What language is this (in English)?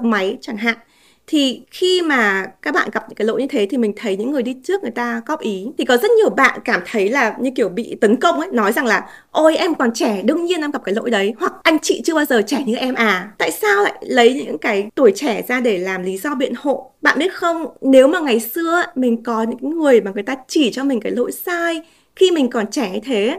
Vietnamese